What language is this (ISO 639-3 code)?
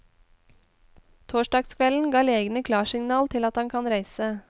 nor